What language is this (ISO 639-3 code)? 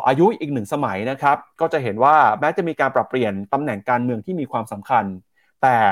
tha